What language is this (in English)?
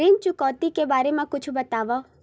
Chhattisgarhi